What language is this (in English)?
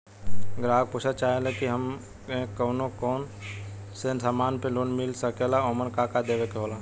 Bhojpuri